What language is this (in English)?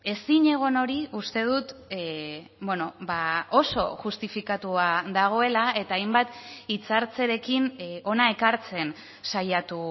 Basque